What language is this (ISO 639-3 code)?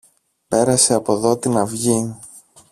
ell